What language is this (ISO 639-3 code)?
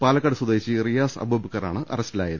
mal